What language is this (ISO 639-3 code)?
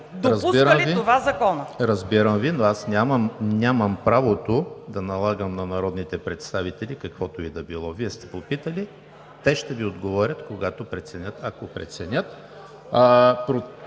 bul